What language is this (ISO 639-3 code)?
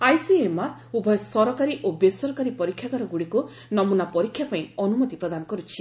ori